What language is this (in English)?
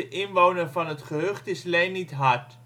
Dutch